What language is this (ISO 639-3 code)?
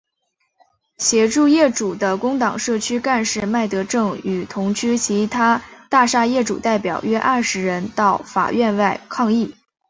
zho